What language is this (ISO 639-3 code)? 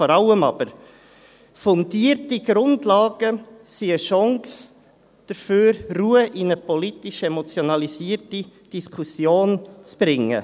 gsw